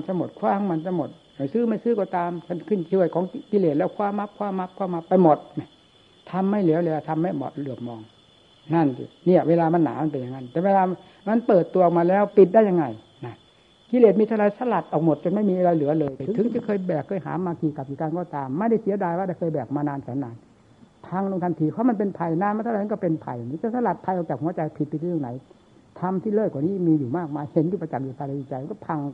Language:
Thai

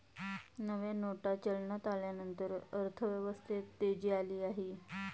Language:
Marathi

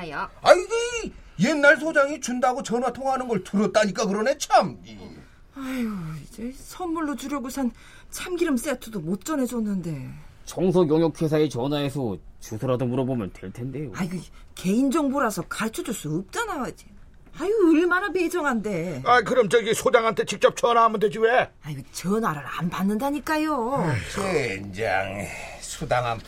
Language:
Korean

